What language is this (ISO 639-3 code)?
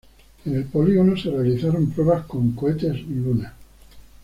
spa